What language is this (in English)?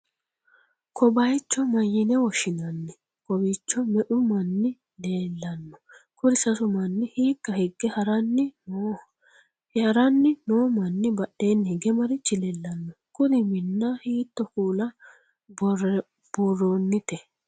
Sidamo